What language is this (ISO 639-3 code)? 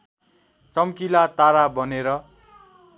nep